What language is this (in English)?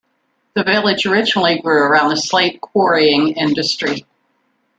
English